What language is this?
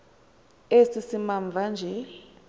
Xhosa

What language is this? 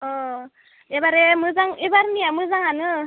Bodo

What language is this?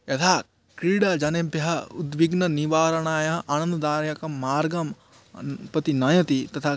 Sanskrit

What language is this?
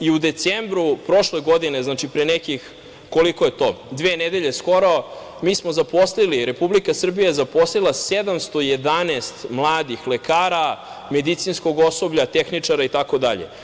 Serbian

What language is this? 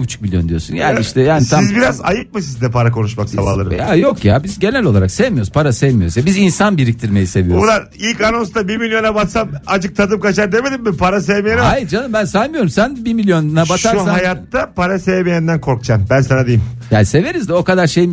Turkish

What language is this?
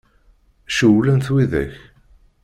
Kabyle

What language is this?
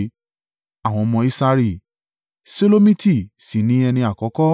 Yoruba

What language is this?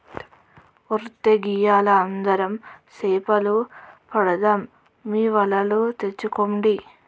Telugu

